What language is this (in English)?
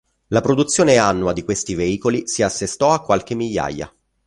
Italian